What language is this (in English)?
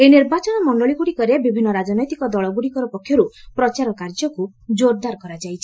Odia